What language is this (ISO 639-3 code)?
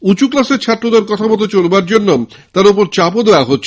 ben